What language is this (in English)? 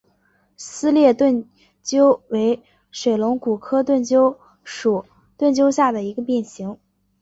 Chinese